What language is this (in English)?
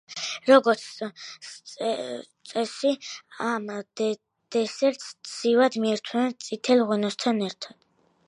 Georgian